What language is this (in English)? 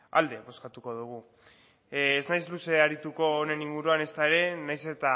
Basque